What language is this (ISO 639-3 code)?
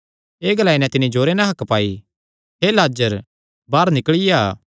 xnr